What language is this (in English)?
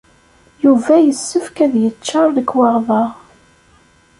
Kabyle